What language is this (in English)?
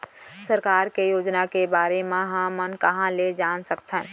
Chhattisgarhi